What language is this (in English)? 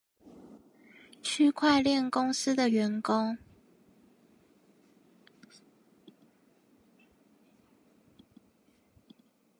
Chinese